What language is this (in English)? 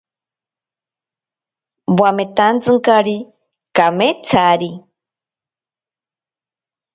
Ashéninka Perené